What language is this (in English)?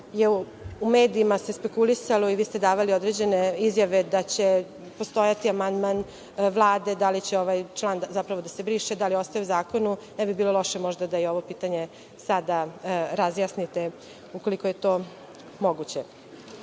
Serbian